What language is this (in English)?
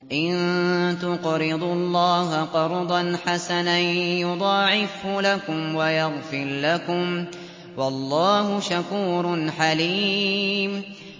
Arabic